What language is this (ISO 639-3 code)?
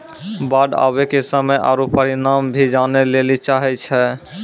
mai